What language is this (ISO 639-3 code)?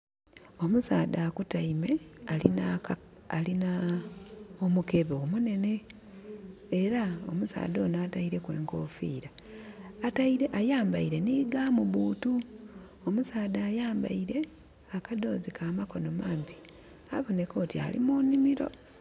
xog